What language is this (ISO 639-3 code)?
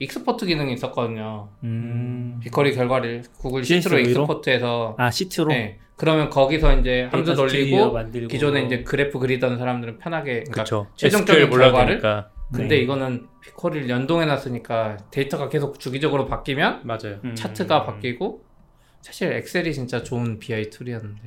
kor